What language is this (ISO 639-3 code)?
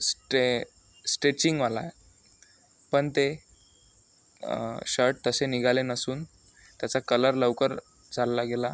mar